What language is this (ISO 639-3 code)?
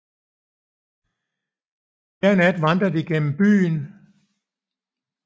dan